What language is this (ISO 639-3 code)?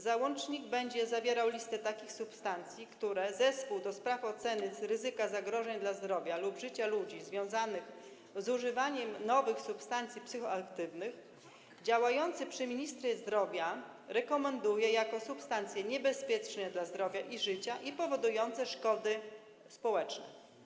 pol